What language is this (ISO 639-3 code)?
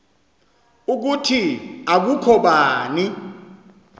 xho